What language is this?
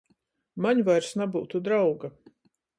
Latgalian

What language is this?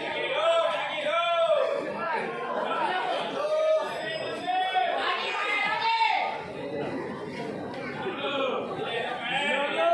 Malay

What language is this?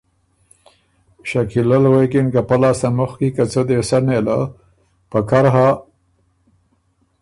Ormuri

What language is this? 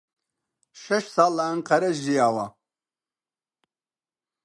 Central Kurdish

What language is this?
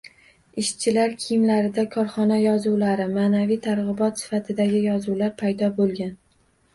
Uzbek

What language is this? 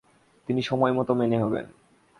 Bangla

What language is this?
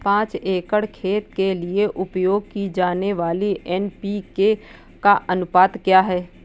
Hindi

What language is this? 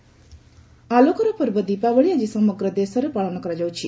Odia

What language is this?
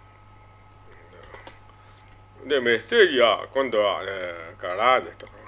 Japanese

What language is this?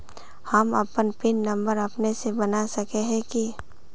Magahi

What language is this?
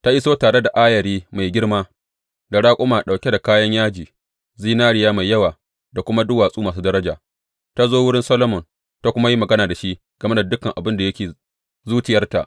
Hausa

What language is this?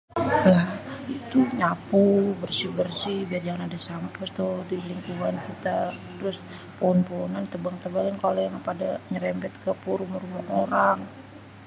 Betawi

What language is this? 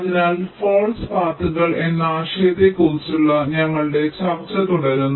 Malayalam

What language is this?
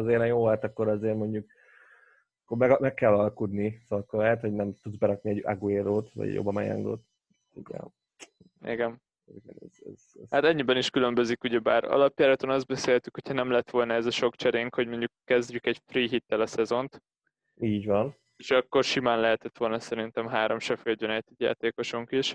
Hungarian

